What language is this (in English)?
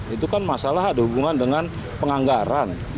Indonesian